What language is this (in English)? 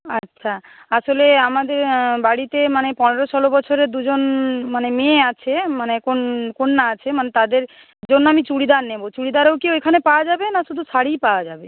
Bangla